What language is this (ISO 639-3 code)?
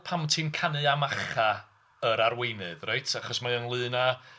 cym